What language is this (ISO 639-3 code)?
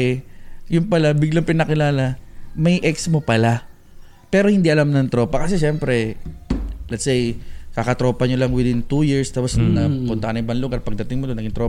fil